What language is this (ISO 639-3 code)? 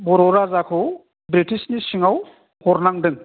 brx